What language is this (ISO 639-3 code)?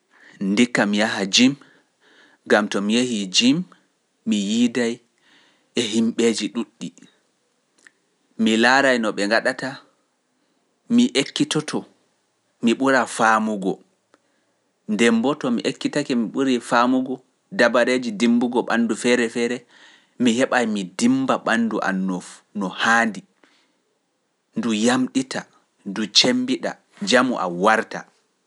fuf